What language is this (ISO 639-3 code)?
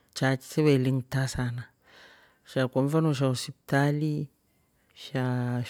rof